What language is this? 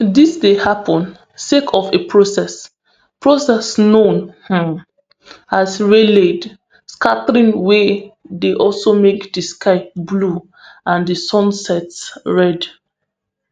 Nigerian Pidgin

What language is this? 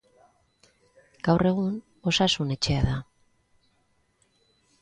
Basque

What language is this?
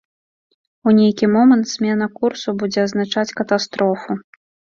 Belarusian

